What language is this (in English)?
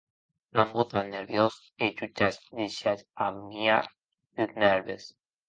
Occitan